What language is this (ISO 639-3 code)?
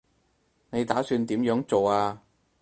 yue